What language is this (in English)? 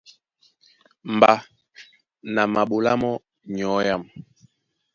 Duala